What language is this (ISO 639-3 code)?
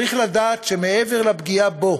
heb